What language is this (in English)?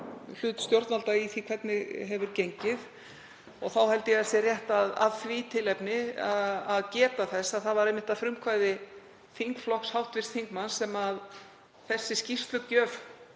Icelandic